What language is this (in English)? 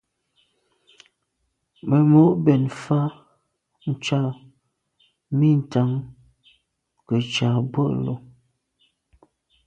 Medumba